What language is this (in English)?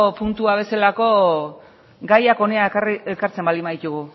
Basque